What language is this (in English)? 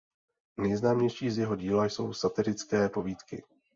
Czech